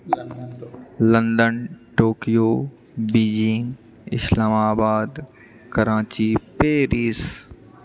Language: Maithili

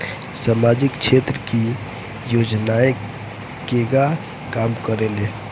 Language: Bhojpuri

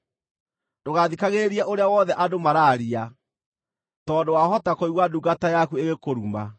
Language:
Kikuyu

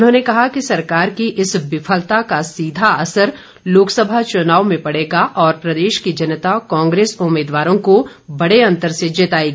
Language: Hindi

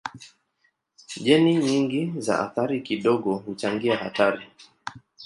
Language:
Swahili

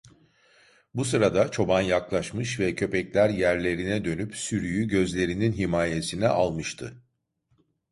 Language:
Turkish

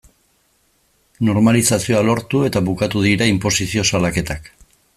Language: Basque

